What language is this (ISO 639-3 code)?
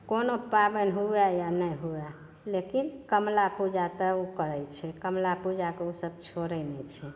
mai